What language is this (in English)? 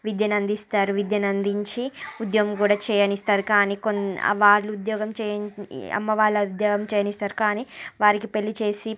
Telugu